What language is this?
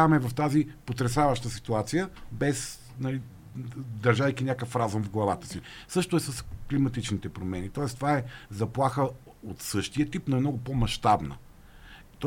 Bulgarian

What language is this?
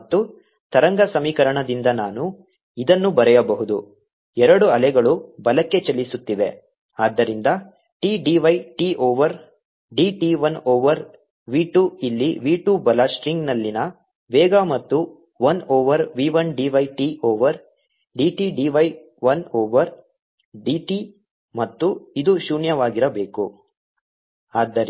Kannada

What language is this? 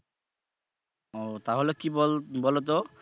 Bangla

